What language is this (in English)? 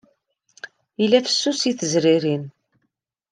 Kabyle